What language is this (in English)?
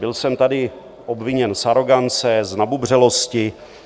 Czech